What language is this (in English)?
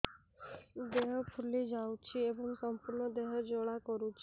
Odia